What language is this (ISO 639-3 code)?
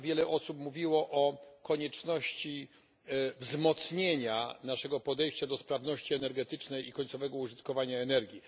pol